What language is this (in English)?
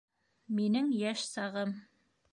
Bashkir